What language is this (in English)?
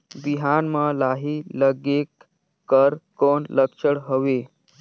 Chhattisgarhi